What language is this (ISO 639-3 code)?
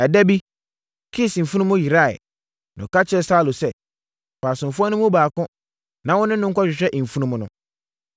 aka